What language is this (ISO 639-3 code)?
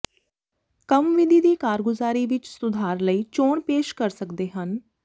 pan